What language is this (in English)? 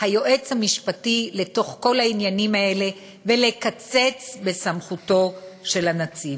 Hebrew